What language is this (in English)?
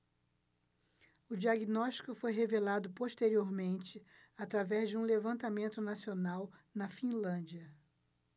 Portuguese